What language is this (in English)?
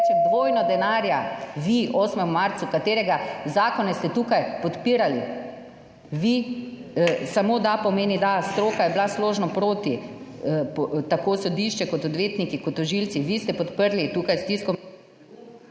Slovenian